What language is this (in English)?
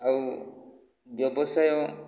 Odia